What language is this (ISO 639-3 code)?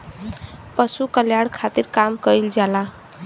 bho